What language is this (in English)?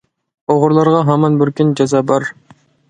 Uyghur